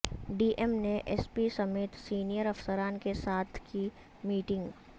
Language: Urdu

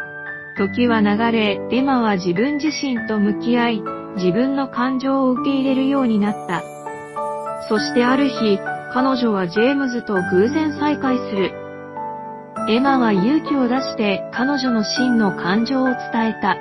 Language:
Japanese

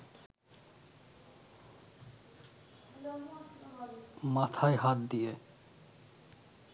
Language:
Bangla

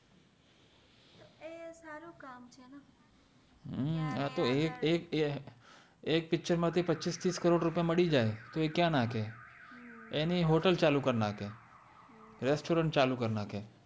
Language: Gujarati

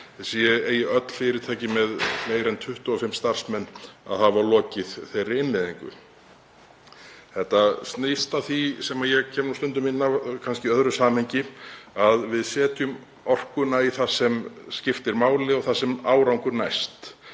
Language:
Icelandic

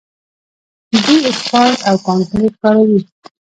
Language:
Pashto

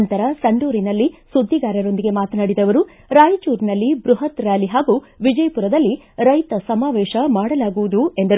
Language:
Kannada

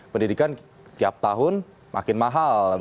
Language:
Indonesian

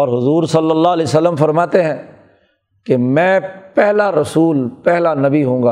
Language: Urdu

